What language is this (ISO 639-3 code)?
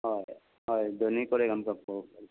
kok